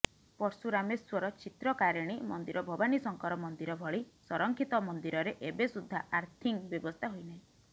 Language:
Odia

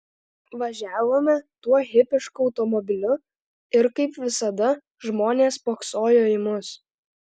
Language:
Lithuanian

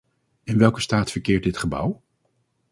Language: Dutch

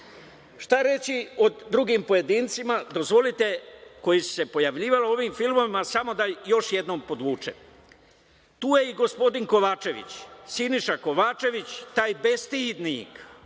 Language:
Serbian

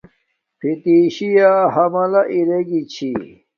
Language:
Domaaki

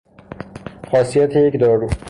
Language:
Persian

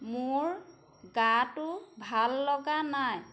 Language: Assamese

